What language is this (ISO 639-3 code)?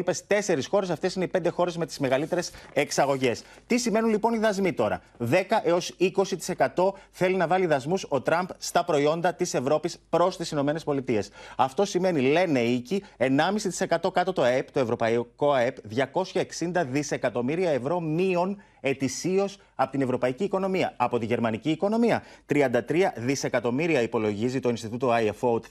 ell